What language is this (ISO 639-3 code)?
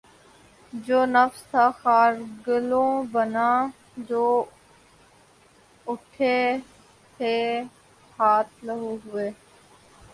urd